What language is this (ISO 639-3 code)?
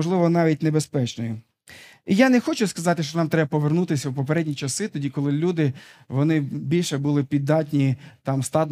ukr